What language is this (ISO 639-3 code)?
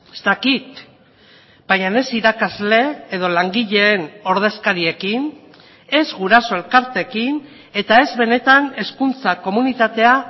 eus